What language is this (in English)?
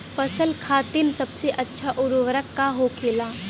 Bhojpuri